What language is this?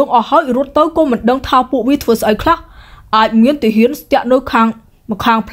Vietnamese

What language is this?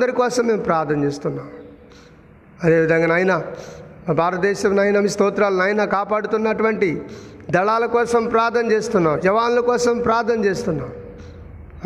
Telugu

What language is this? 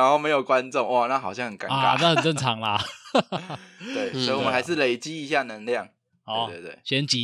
Chinese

